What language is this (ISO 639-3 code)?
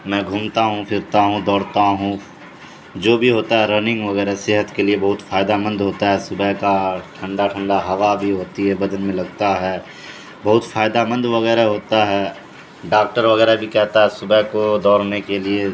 urd